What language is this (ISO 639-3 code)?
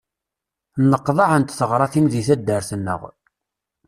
kab